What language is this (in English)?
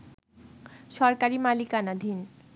Bangla